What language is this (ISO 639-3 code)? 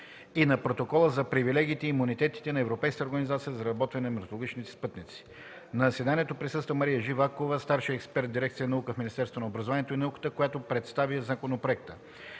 bul